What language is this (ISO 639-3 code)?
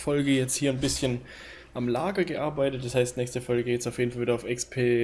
deu